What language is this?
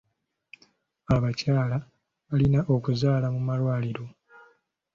Ganda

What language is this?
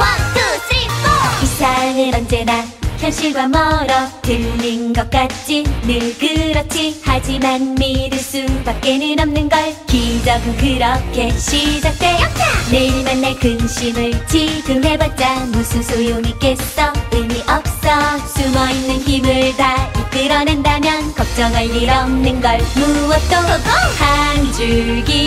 Korean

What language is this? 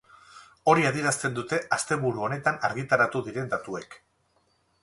Basque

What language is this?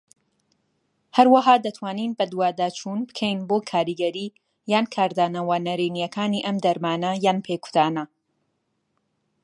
Central Kurdish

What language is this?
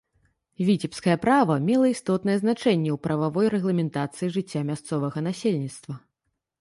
Belarusian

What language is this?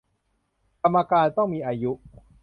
Thai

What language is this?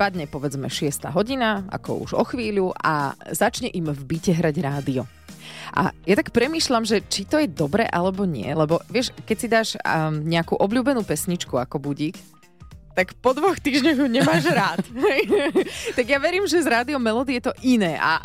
Slovak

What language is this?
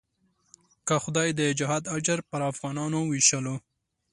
Pashto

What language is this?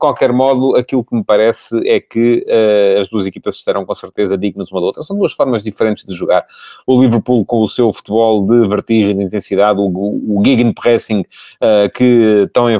Portuguese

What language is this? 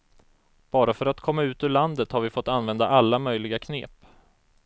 Swedish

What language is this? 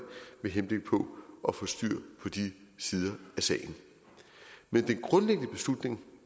Danish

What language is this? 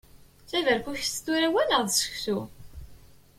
Kabyle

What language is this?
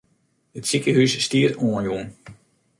Western Frisian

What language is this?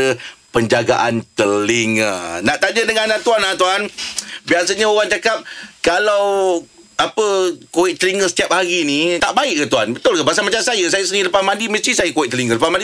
Malay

